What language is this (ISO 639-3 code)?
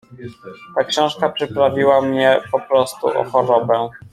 pol